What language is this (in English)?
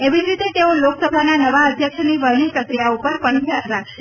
Gujarati